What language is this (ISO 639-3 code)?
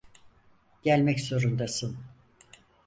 tur